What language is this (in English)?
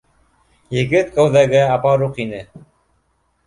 Bashkir